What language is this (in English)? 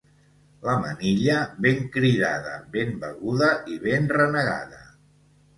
Catalan